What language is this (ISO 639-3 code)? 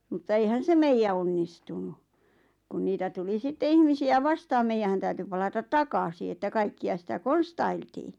fin